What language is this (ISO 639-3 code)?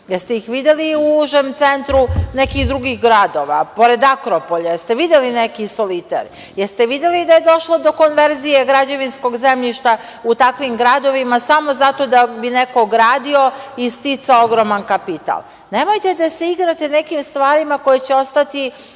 srp